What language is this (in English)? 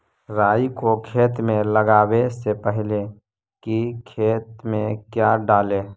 Magahi